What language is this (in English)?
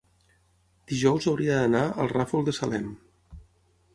Catalan